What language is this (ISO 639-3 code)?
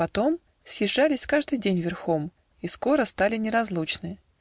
rus